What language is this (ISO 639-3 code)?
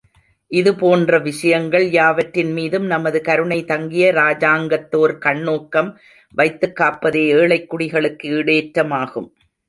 tam